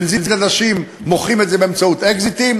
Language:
Hebrew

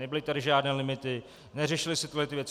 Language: Czech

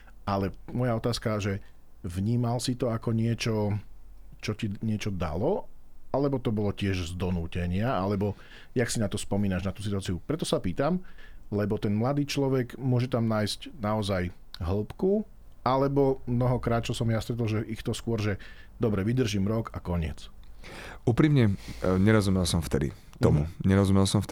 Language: Slovak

